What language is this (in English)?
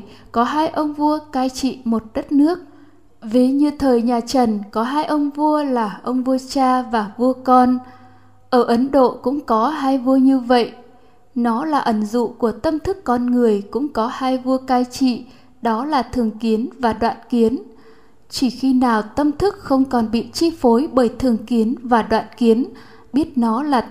Vietnamese